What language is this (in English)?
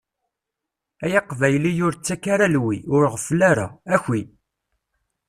Kabyle